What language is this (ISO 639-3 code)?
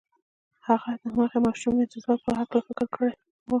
pus